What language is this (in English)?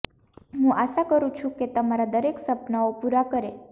Gujarati